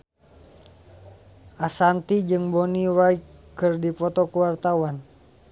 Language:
Sundanese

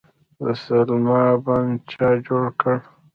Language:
Pashto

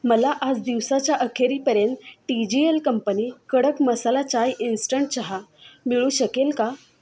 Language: Marathi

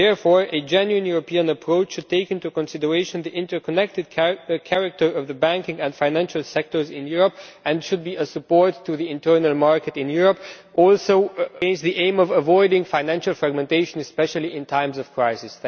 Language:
English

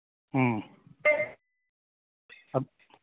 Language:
Manipuri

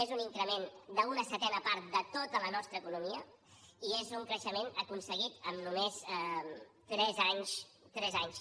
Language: Catalan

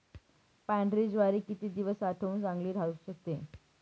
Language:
Marathi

